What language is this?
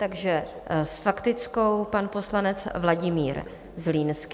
Czech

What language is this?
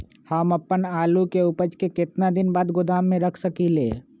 Magahi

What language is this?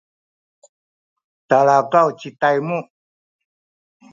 Sakizaya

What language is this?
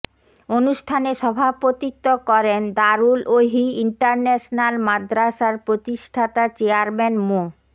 Bangla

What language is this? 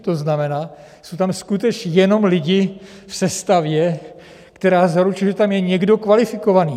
Czech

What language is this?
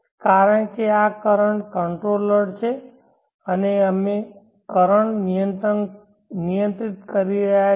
Gujarati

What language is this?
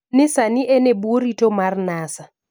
Luo (Kenya and Tanzania)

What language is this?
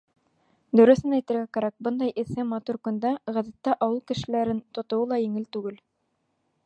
Bashkir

